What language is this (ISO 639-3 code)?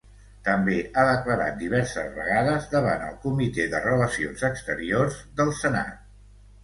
cat